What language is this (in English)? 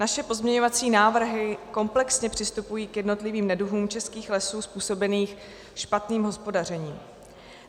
Czech